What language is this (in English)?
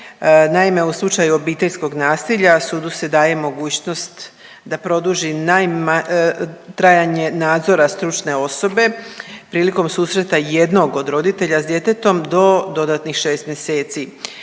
Croatian